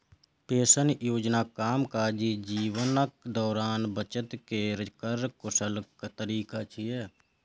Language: Maithili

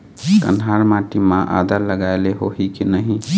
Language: Chhattisgarhi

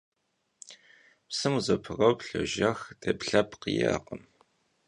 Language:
Kabardian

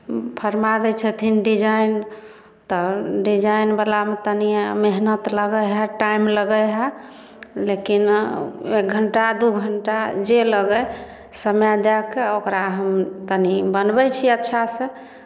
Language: Maithili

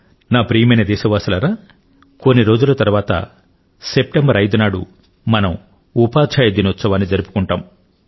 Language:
Telugu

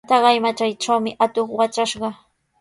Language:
Sihuas Ancash Quechua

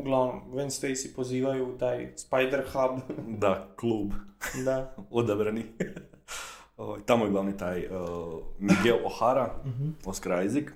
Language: Croatian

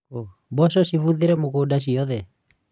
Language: Kikuyu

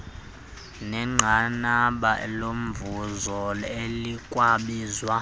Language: Xhosa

